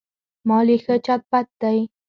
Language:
Pashto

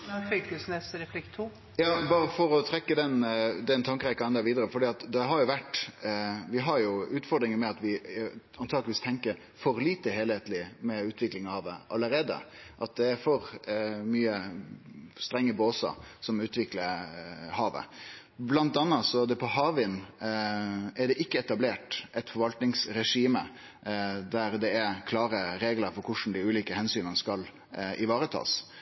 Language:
Norwegian Nynorsk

